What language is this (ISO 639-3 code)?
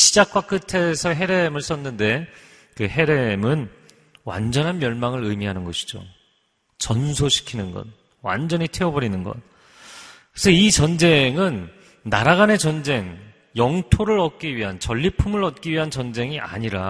kor